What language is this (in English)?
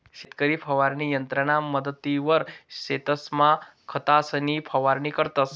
Marathi